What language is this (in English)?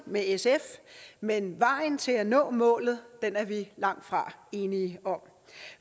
Danish